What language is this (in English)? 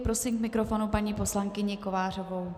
Czech